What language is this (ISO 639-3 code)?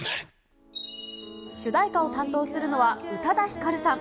jpn